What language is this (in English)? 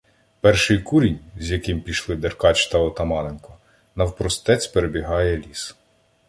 Ukrainian